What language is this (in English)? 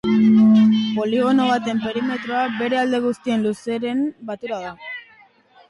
Basque